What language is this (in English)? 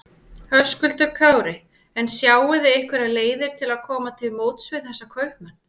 Icelandic